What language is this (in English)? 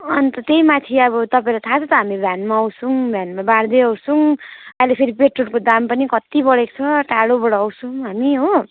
Nepali